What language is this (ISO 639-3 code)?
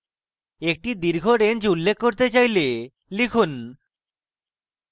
ben